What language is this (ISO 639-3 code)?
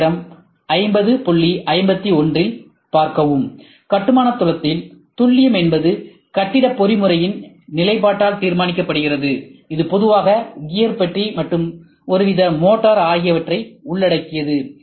tam